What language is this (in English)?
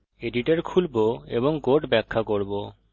Bangla